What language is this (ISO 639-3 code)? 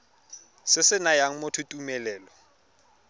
tsn